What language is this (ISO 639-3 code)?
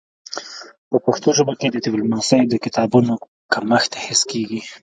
pus